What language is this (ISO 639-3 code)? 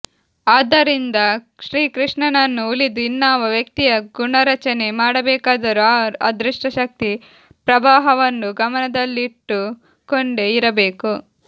kan